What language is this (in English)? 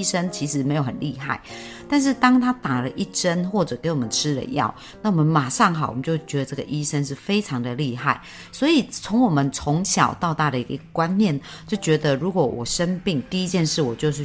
Chinese